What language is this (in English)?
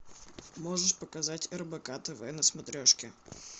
Russian